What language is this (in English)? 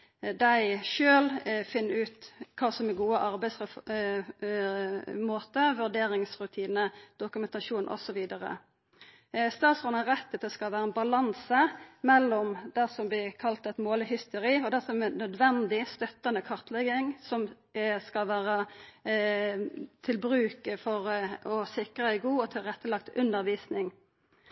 Norwegian Nynorsk